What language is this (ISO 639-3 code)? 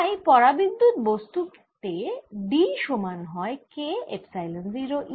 ben